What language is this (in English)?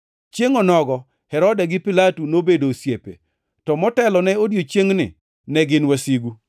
Luo (Kenya and Tanzania)